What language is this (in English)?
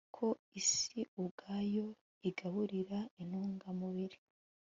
Kinyarwanda